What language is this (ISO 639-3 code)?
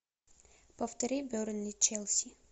rus